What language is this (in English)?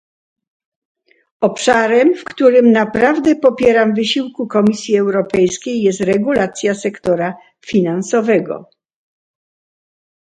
Polish